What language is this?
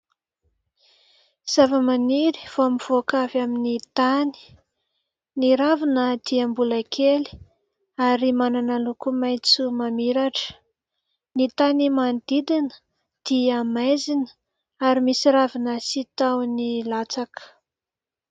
Malagasy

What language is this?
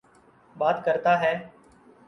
Urdu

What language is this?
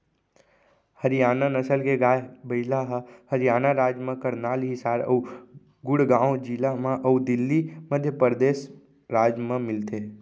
Chhattisgarhi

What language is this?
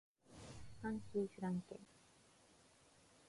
Japanese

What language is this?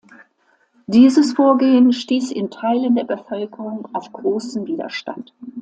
German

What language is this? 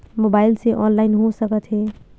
Chhattisgarhi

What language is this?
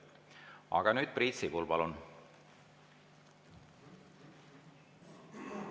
Estonian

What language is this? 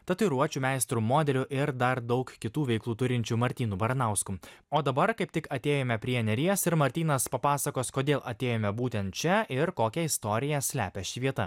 Lithuanian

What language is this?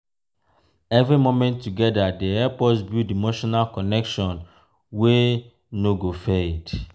Nigerian Pidgin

